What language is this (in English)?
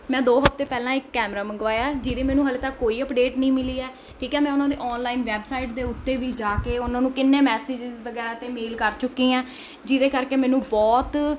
Punjabi